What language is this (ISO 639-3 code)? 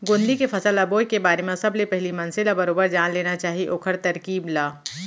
hne